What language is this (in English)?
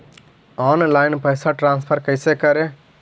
Magahi